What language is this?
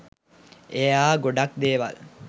Sinhala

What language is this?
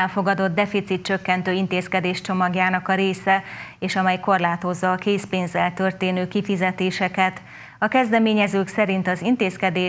Hungarian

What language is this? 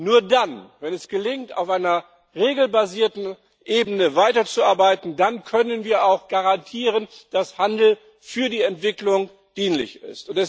German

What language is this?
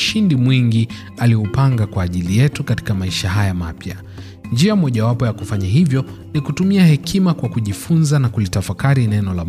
Swahili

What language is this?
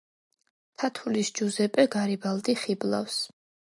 Georgian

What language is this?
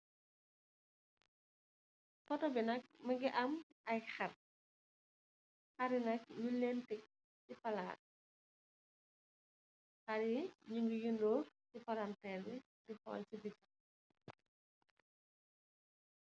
Wolof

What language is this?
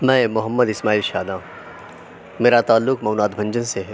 Urdu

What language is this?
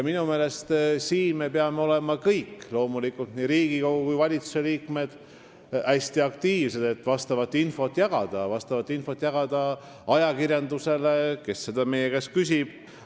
Estonian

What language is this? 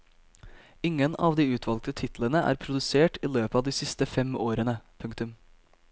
Norwegian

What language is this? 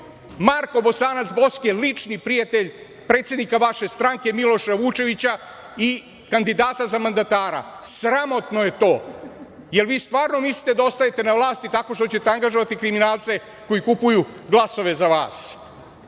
Serbian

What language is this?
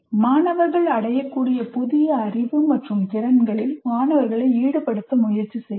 Tamil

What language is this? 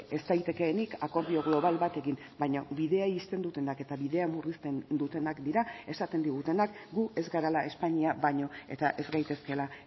Basque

